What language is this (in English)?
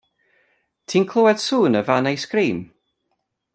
Welsh